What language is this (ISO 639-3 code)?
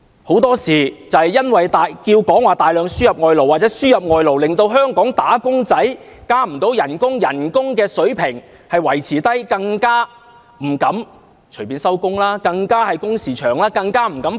yue